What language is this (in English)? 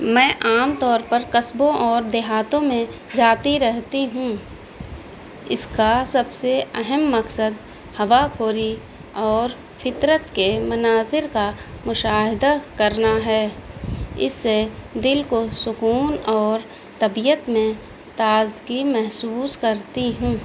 Urdu